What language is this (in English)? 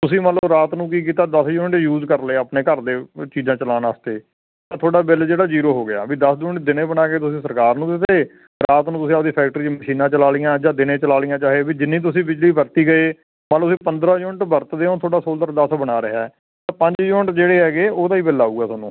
Punjabi